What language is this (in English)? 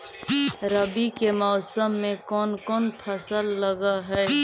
Magahi